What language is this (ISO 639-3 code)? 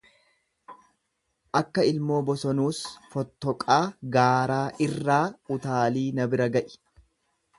orm